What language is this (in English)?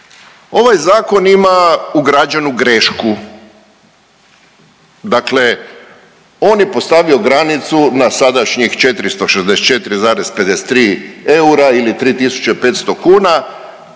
Croatian